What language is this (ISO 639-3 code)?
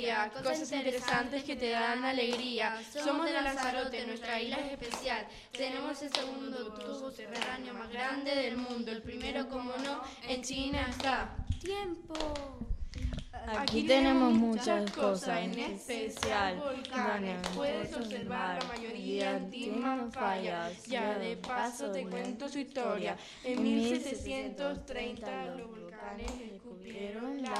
spa